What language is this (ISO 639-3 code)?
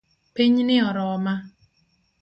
luo